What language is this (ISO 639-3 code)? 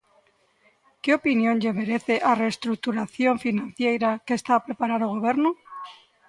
glg